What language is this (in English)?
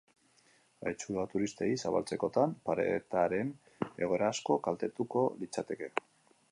Basque